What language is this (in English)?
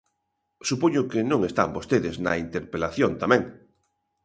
Galician